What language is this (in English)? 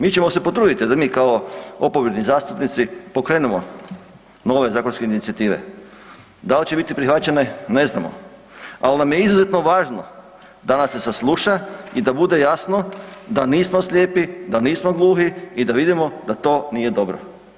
Croatian